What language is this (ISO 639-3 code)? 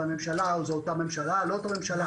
heb